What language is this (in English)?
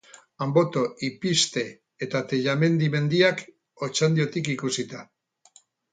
Basque